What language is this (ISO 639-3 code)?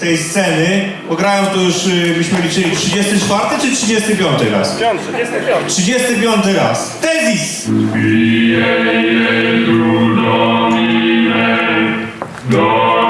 pol